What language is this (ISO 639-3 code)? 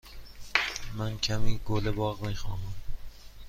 fas